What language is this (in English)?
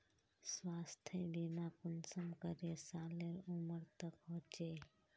Magahi